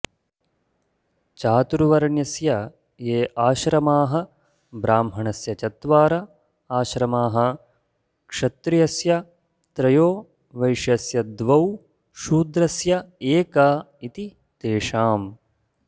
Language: Sanskrit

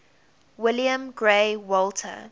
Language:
English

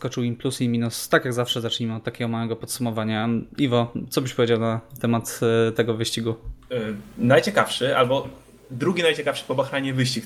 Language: Polish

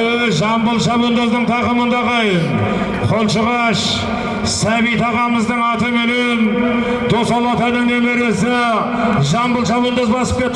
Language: Turkish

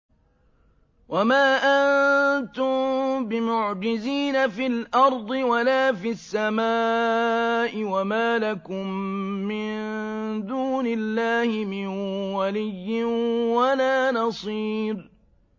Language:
Arabic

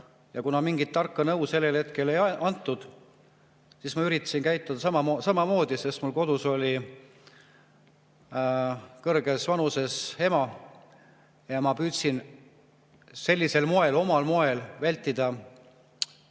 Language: Estonian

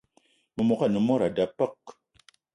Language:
Eton (Cameroon)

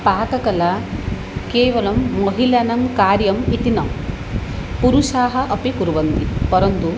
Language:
Sanskrit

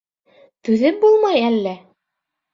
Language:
Bashkir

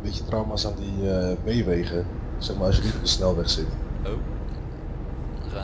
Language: Dutch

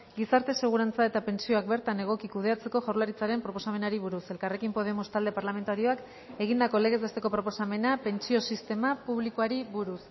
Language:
Basque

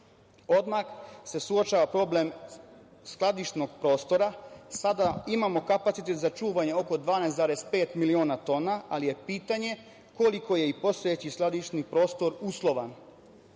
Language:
Serbian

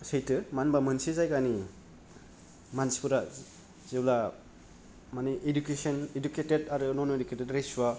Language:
Bodo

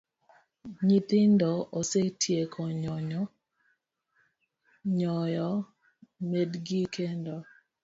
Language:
Luo (Kenya and Tanzania)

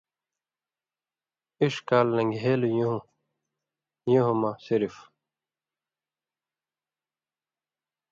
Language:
Indus Kohistani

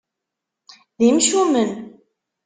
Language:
Kabyle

